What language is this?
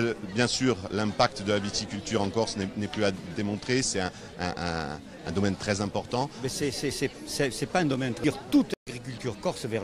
French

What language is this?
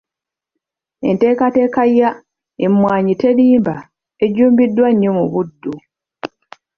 Ganda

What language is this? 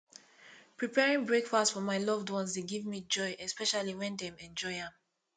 Nigerian Pidgin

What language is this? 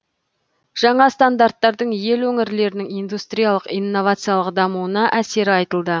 Kazakh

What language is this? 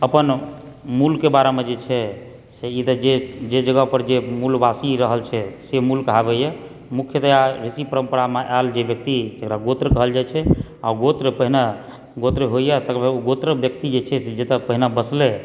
Maithili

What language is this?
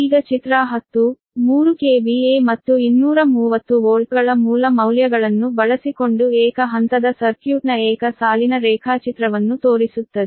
Kannada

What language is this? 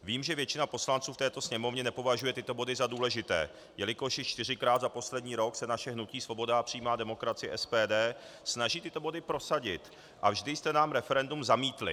Czech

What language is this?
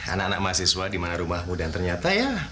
Indonesian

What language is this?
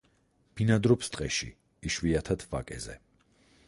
Georgian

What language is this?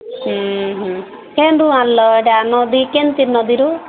Odia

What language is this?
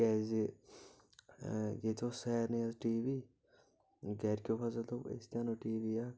Kashmiri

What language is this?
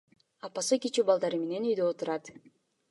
Kyrgyz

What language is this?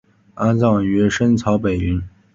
Chinese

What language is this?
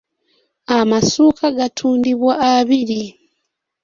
Ganda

